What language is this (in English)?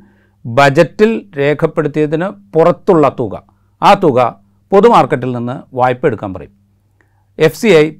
Malayalam